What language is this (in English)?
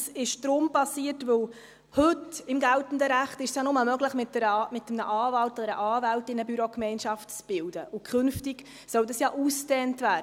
Swiss German